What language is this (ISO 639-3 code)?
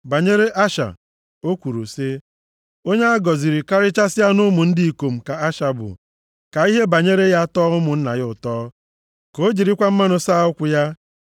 ibo